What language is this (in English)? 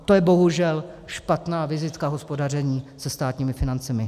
Czech